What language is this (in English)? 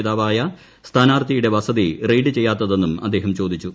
Malayalam